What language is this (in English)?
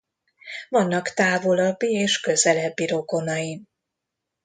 Hungarian